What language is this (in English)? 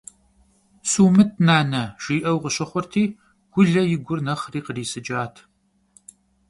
Kabardian